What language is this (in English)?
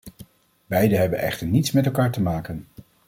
Dutch